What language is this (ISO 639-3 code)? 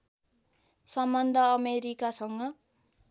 nep